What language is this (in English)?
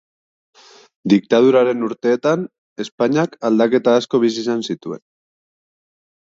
Basque